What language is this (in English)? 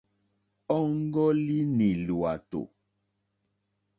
Mokpwe